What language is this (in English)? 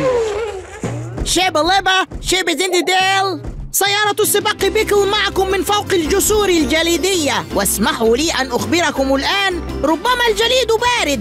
Arabic